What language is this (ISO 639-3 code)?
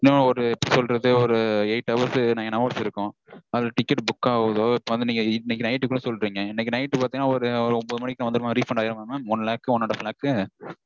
tam